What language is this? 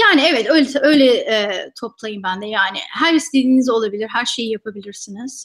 Turkish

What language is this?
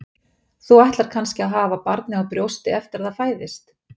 Icelandic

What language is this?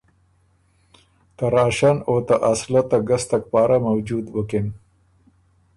Ormuri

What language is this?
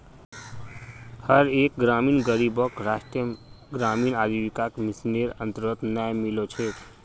Magahi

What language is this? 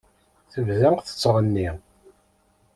Kabyle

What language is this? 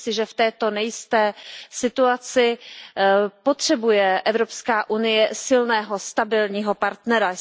Czech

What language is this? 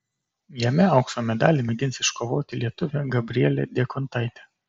Lithuanian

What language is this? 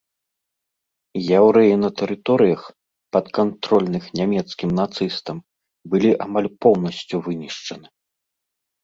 Belarusian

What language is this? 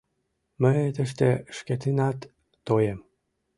Mari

